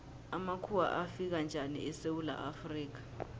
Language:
South Ndebele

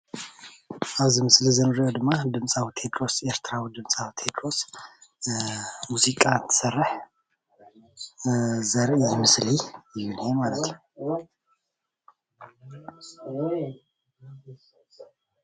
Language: Tigrinya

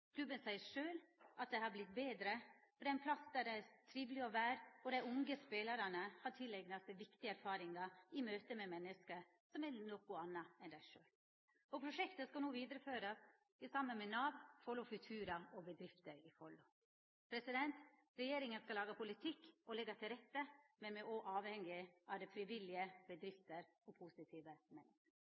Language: Norwegian Nynorsk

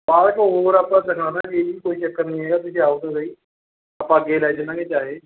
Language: Punjabi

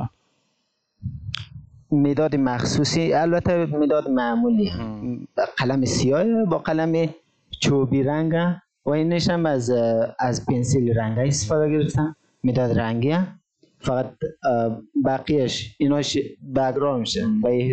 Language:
Persian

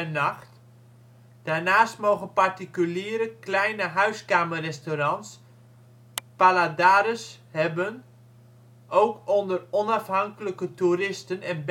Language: Dutch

